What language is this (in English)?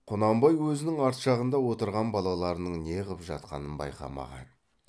Kazakh